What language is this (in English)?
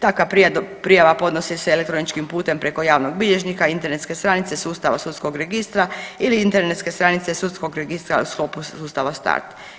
Croatian